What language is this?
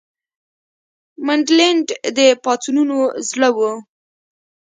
Pashto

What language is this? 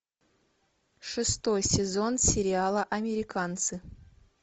Russian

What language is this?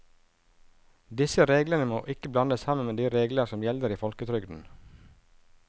Norwegian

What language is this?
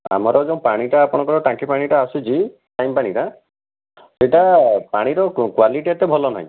Odia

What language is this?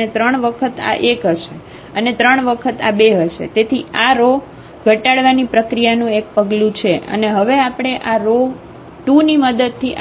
Gujarati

